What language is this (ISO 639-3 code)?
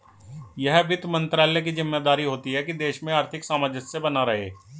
hin